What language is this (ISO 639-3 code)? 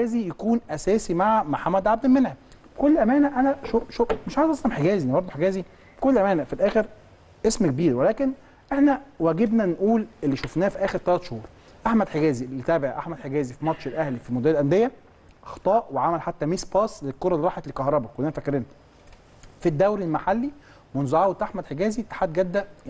ara